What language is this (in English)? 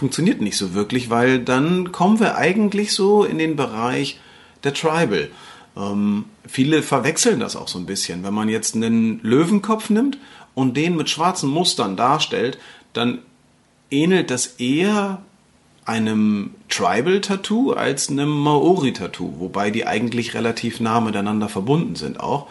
German